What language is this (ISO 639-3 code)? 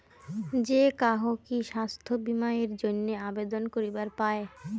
ben